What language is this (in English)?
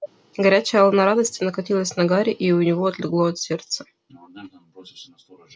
Russian